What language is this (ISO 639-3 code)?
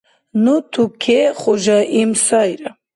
dar